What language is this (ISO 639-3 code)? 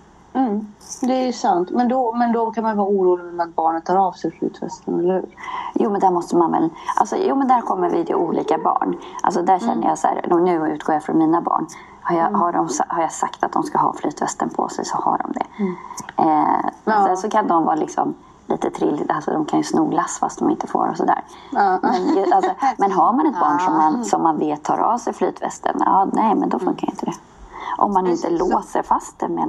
swe